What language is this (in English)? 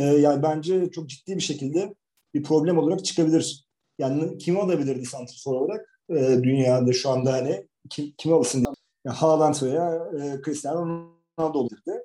Turkish